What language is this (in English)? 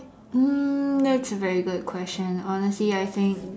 English